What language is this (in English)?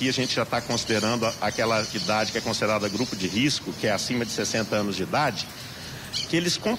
Portuguese